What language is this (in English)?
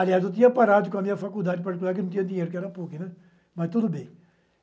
Portuguese